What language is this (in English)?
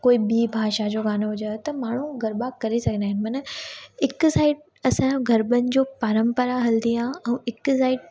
Sindhi